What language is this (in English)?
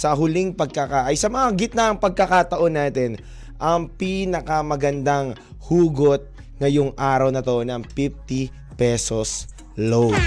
Filipino